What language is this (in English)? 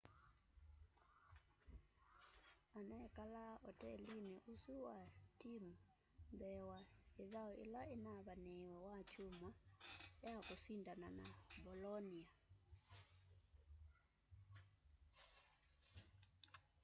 Kamba